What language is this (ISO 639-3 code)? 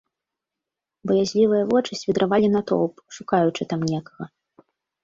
bel